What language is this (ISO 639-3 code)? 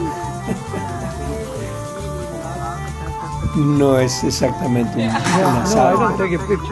spa